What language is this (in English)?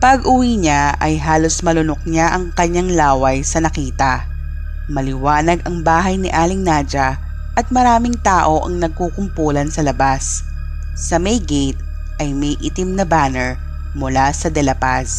Filipino